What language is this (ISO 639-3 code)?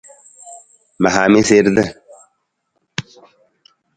nmz